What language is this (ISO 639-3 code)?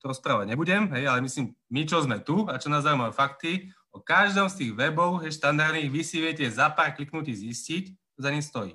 slk